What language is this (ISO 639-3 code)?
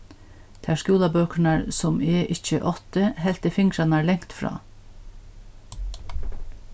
fao